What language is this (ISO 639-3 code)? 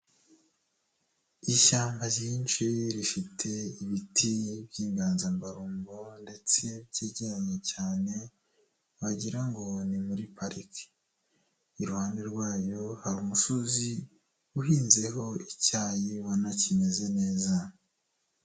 kin